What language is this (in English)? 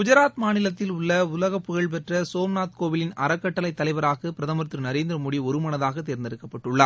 Tamil